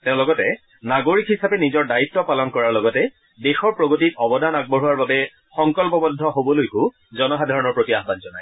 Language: Assamese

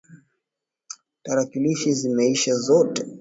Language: Swahili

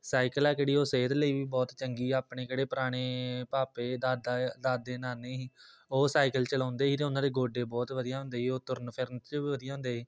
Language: Punjabi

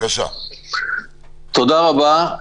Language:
Hebrew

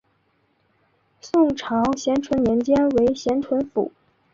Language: Chinese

